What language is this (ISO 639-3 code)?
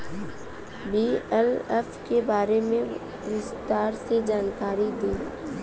bho